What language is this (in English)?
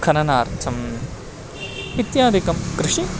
Sanskrit